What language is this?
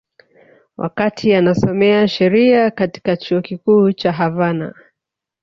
Swahili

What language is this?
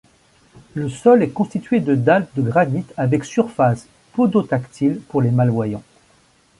French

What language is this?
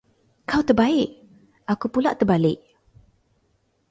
Malay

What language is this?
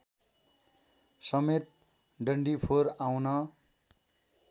Nepali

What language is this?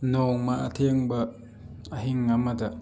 Manipuri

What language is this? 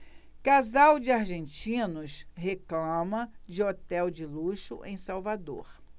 Portuguese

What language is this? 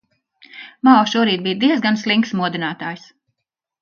Latvian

